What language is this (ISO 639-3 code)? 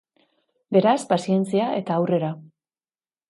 eus